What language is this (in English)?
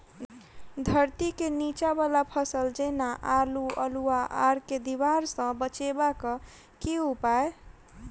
Maithili